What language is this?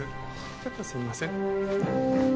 Japanese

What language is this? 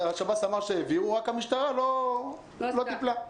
Hebrew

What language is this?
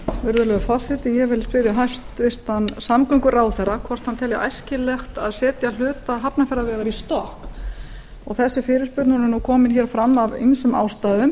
Icelandic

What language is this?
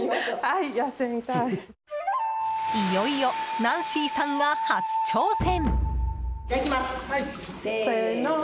Japanese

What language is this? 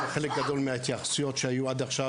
Hebrew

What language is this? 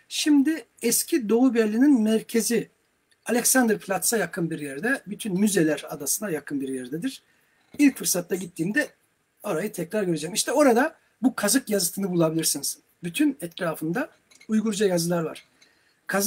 Turkish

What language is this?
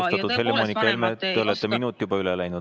Estonian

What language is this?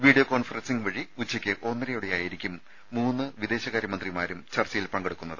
Malayalam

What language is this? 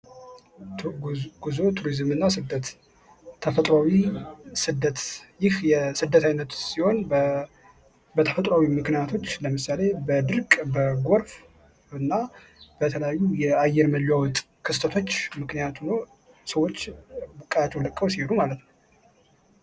Amharic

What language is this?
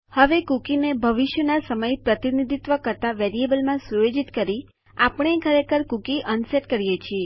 Gujarati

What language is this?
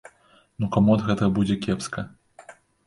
Belarusian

